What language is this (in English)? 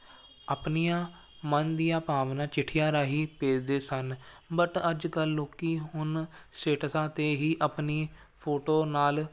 Punjabi